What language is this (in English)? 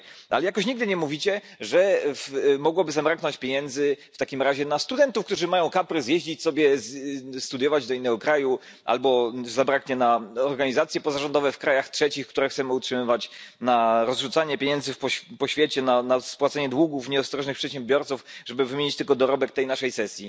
Polish